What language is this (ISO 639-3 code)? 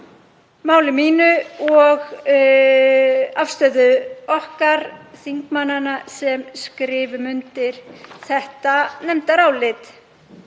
isl